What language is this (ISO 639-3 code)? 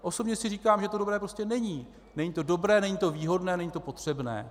ces